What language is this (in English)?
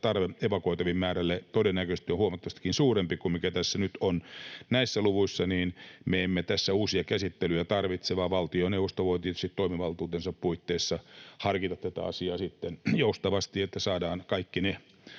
Finnish